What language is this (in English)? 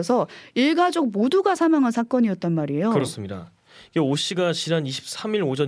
Korean